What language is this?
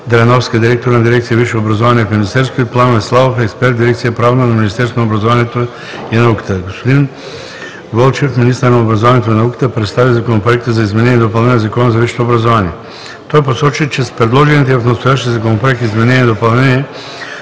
Bulgarian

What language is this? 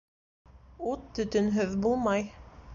Bashkir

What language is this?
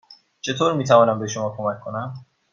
Persian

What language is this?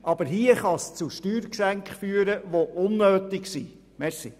Swiss German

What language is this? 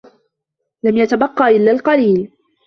Arabic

